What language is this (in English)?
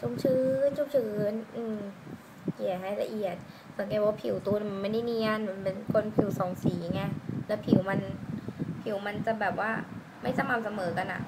Thai